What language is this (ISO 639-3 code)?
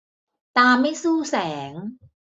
tha